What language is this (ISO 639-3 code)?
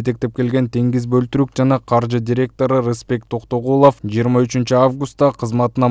tur